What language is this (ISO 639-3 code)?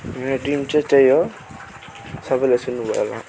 nep